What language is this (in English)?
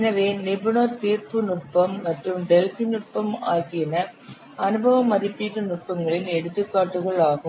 Tamil